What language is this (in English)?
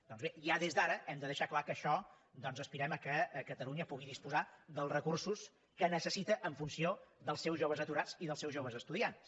Catalan